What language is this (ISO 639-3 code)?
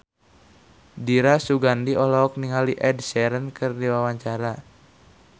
sun